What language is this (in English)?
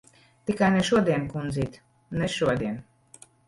Latvian